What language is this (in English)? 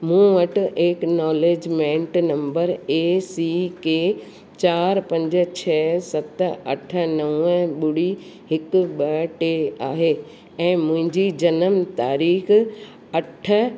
Sindhi